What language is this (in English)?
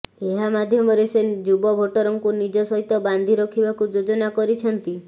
Odia